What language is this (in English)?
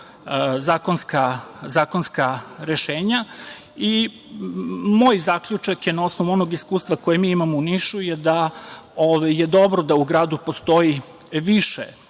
Serbian